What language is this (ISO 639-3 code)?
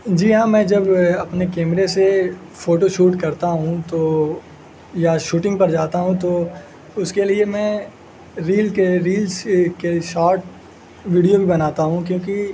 urd